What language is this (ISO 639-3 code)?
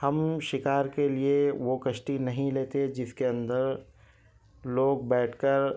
urd